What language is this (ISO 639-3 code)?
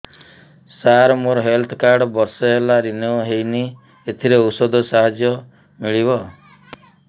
ori